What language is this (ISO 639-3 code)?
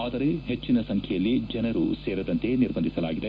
kan